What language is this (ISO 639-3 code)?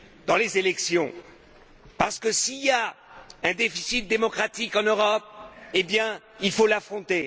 fra